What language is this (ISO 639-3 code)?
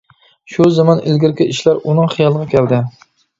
uig